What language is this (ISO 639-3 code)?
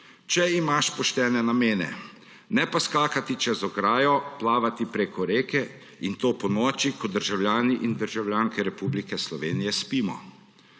slv